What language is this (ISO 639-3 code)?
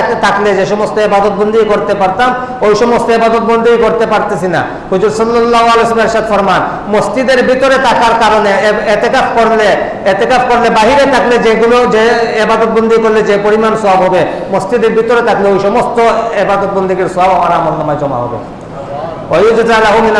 ind